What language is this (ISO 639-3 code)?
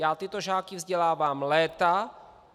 ces